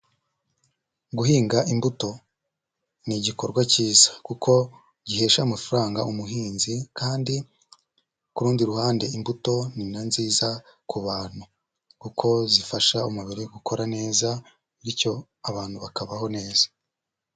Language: Kinyarwanda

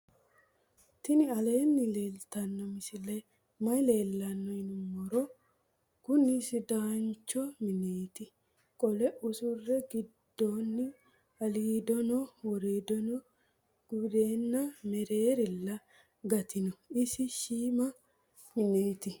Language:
Sidamo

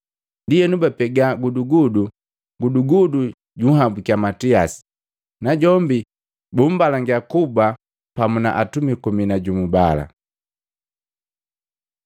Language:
Matengo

